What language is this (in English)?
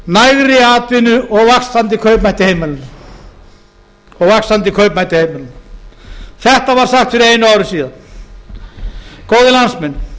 Icelandic